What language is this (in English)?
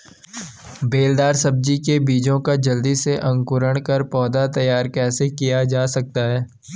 Hindi